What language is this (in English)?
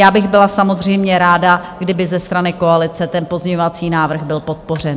Czech